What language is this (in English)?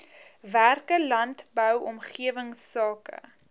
Afrikaans